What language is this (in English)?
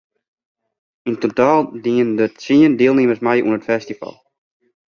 Western Frisian